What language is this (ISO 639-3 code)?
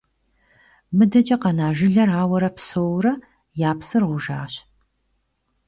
kbd